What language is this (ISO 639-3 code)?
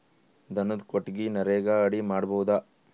kan